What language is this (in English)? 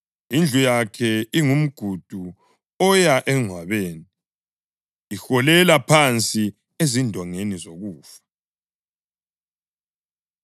North Ndebele